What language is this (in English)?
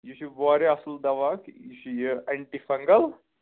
Kashmiri